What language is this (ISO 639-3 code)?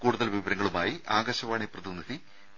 mal